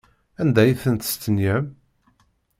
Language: Kabyle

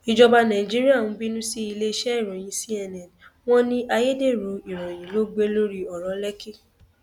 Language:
Yoruba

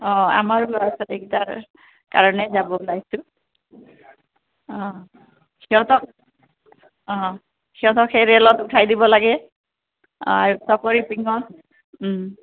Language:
Assamese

